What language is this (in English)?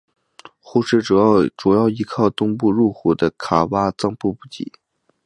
Chinese